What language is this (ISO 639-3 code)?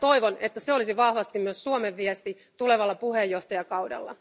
fin